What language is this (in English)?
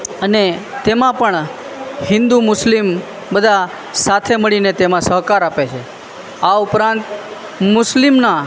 Gujarati